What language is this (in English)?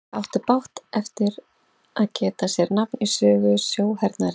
Icelandic